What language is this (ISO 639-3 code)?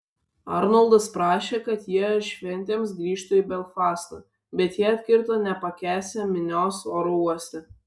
lit